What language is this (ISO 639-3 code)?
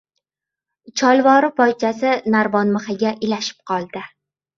uzb